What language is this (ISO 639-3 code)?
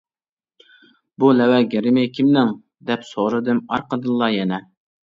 uig